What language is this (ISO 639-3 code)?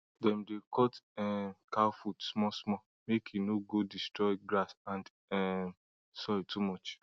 pcm